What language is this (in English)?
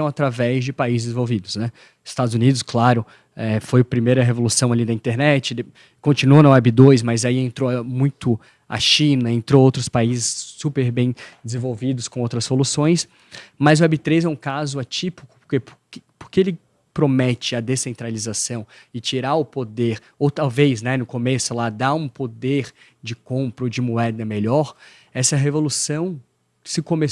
Portuguese